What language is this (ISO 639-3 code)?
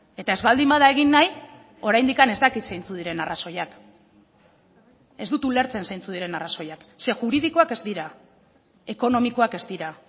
eus